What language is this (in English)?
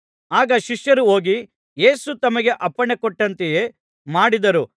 Kannada